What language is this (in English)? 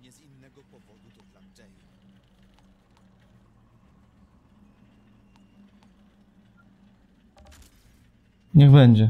Polish